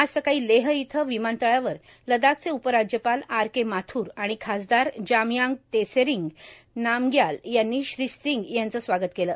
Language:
Marathi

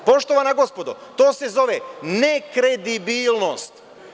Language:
Serbian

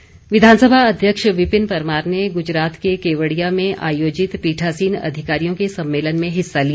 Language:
Hindi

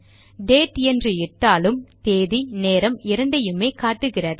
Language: Tamil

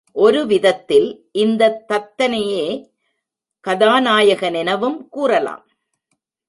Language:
Tamil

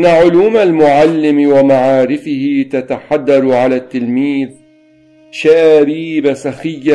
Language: Arabic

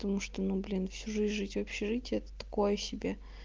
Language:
Russian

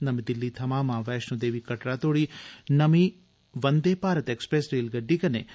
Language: Dogri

